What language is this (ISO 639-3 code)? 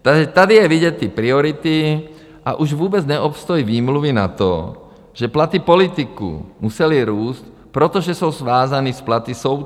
ces